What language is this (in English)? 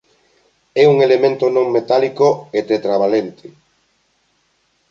Galician